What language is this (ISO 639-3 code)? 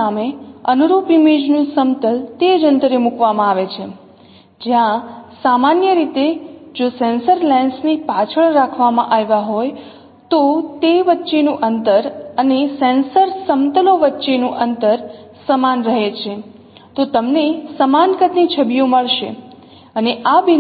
guj